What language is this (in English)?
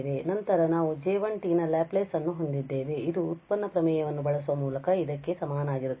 Kannada